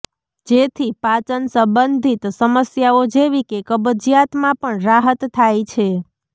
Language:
Gujarati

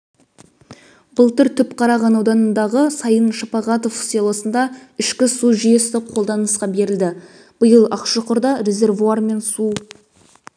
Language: Kazakh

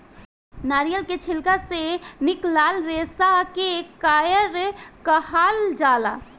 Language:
Bhojpuri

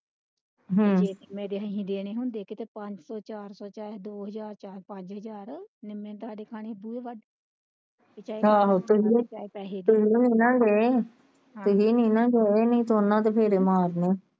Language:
Punjabi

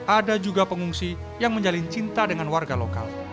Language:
Indonesian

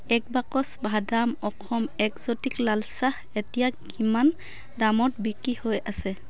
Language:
Assamese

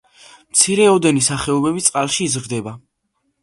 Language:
Georgian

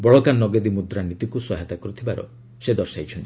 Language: Odia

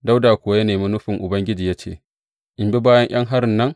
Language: Hausa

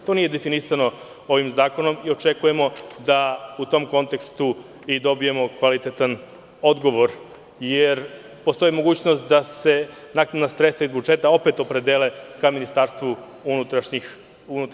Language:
Serbian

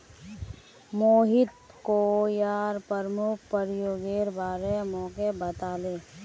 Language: Magahi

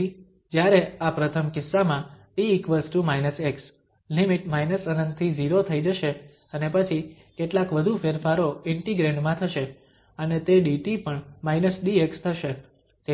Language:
Gujarati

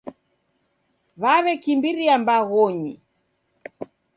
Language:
Taita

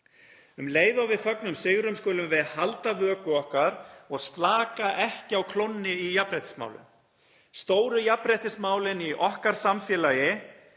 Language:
Icelandic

